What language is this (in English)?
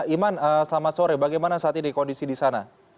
Indonesian